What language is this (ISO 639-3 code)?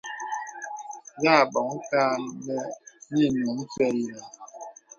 beb